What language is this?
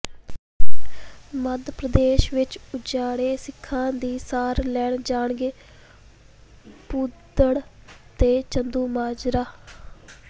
Punjabi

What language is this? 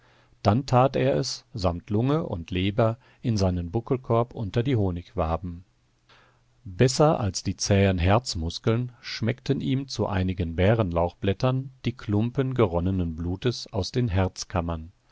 German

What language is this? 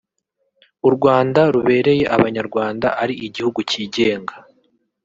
Kinyarwanda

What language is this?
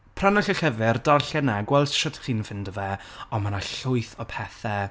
Welsh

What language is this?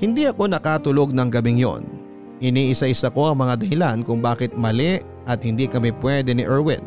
Filipino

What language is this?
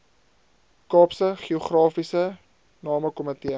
Afrikaans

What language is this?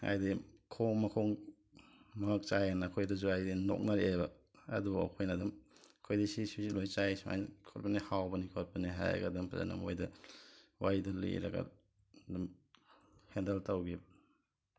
Manipuri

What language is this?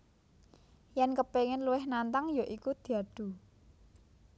Javanese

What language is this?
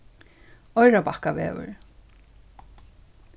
Faroese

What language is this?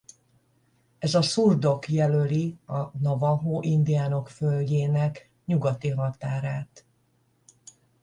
Hungarian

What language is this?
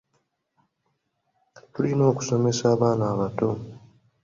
Ganda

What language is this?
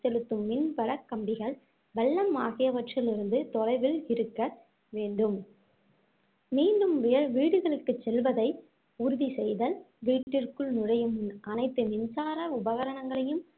Tamil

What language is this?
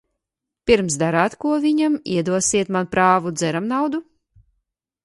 Latvian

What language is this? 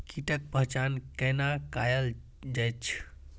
Maithili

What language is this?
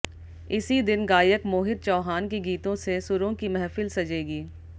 Hindi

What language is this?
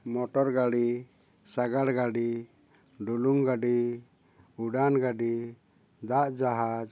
Santali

